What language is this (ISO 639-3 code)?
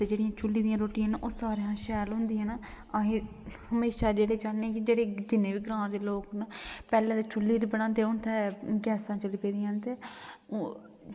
doi